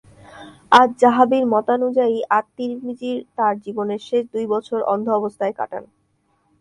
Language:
Bangla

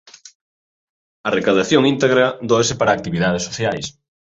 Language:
Galician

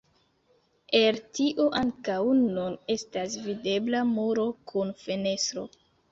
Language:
Esperanto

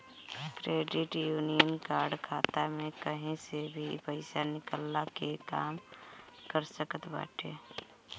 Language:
Bhojpuri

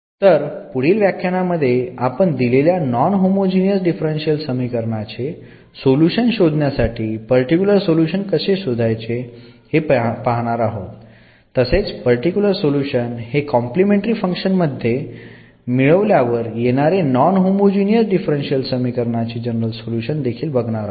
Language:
Marathi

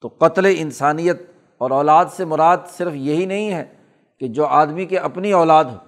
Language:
Urdu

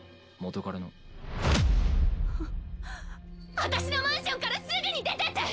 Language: Japanese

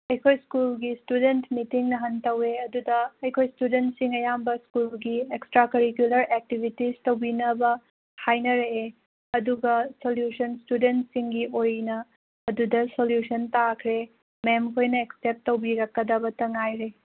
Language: Manipuri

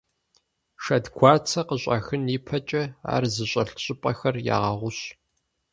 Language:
Kabardian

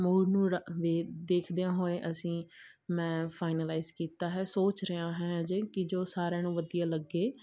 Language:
Punjabi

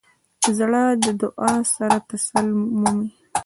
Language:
Pashto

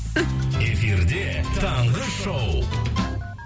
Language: Kazakh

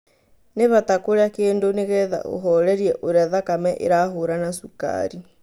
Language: Kikuyu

